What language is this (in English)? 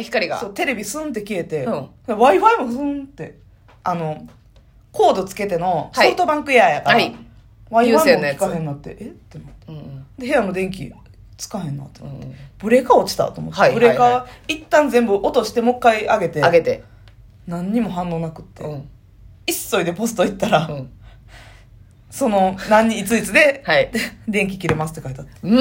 Japanese